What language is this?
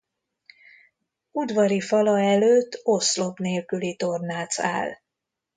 Hungarian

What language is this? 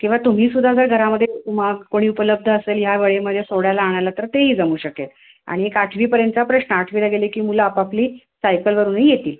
Marathi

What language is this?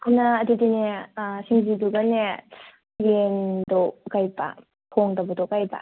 Manipuri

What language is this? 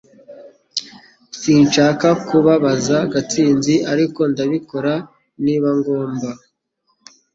Kinyarwanda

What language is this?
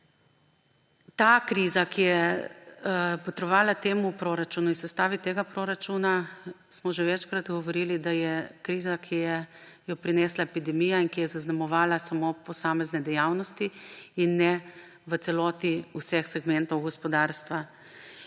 Slovenian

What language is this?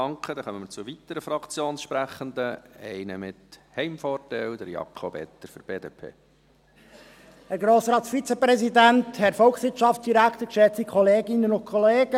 Swiss German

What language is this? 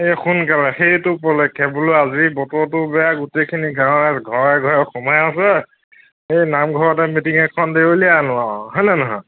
Assamese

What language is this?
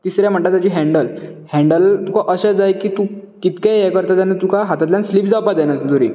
Konkani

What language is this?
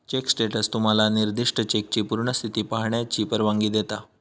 Marathi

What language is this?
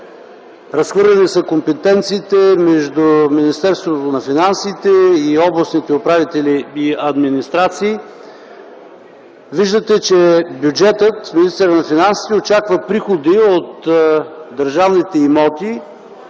Bulgarian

